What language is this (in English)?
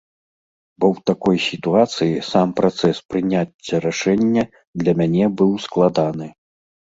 Belarusian